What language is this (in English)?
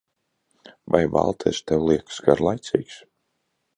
Latvian